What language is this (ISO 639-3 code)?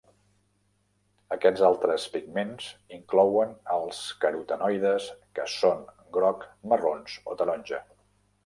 cat